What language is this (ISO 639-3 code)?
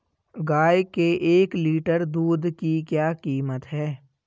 hin